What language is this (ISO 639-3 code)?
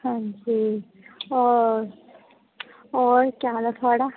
doi